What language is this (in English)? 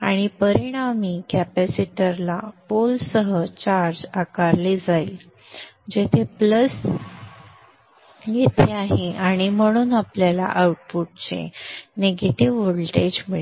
Marathi